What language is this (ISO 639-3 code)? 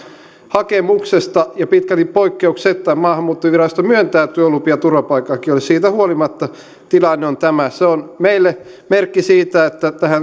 fin